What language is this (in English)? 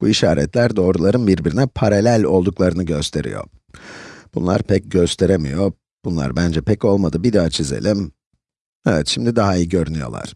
Turkish